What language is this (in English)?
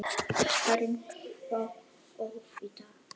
Icelandic